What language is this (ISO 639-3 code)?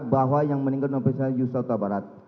ind